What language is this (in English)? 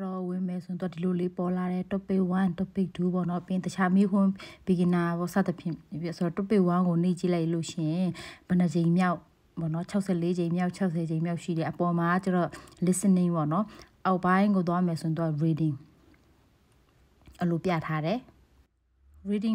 Thai